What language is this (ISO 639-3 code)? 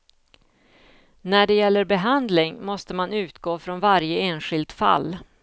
swe